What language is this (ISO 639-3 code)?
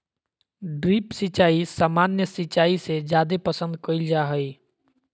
mag